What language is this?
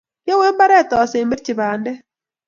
Kalenjin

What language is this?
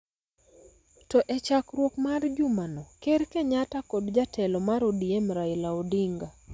Luo (Kenya and Tanzania)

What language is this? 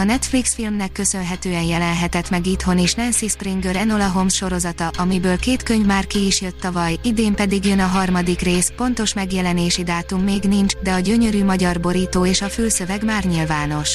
Hungarian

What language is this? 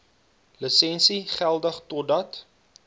Afrikaans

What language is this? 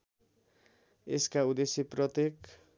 Nepali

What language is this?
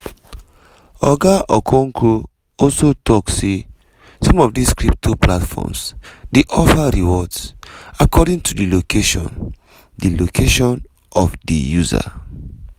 Nigerian Pidgin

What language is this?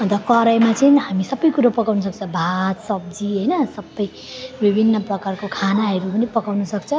Nepali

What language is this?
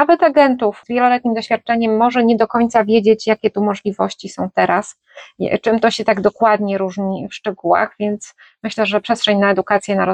Polish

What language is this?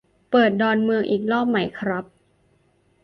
Thai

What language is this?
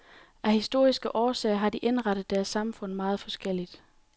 Danish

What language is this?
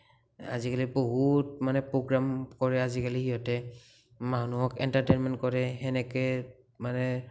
Assamese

